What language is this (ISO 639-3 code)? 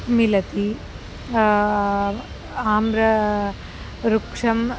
san